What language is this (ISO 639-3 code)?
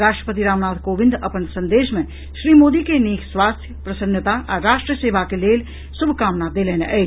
mai